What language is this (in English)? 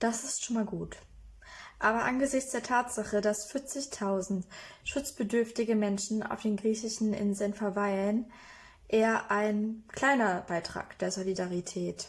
German